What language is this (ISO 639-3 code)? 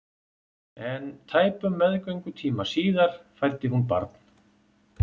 isl